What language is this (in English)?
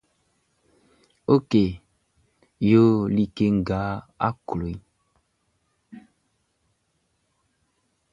Baoulé